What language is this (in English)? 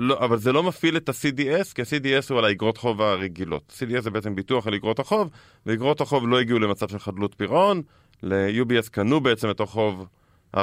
Hebrew